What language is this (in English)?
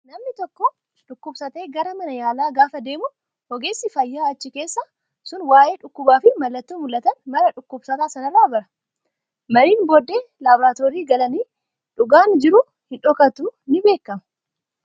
Oromo